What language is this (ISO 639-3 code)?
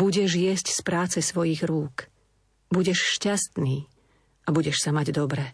slk